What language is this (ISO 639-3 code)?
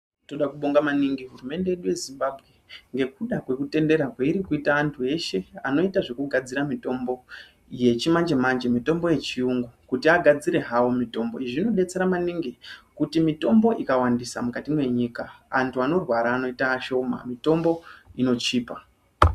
ndc